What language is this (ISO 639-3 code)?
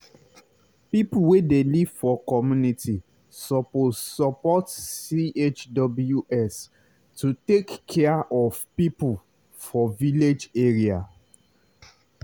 pcm